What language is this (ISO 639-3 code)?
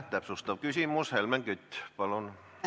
est